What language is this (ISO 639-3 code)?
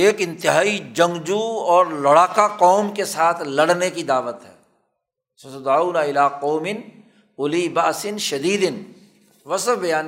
urd